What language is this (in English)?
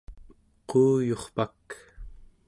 Central Yupik